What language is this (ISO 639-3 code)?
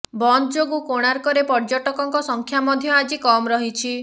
ori